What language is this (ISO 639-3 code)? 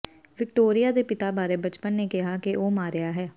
pan